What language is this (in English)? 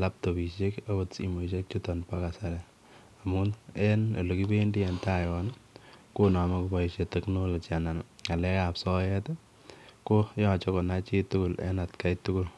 Kalenjin